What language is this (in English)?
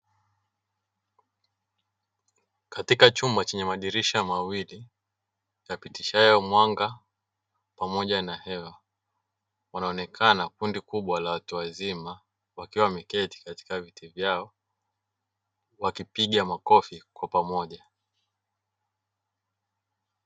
Swahili